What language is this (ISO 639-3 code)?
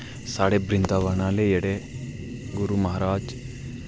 doi